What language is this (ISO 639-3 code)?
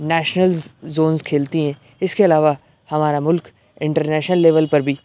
urd